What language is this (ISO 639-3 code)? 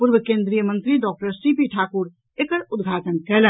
mai